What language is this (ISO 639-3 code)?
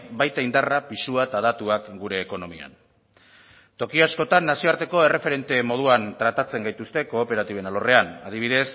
eus